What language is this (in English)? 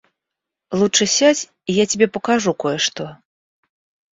Russian